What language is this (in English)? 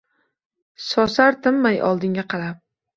Uzbek